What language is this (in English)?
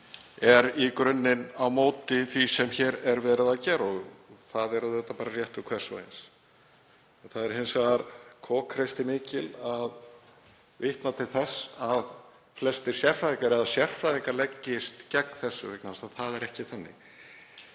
Icelandic